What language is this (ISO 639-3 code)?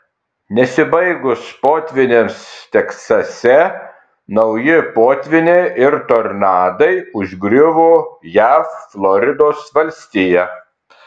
lit